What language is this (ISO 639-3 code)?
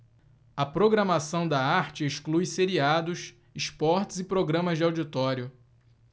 por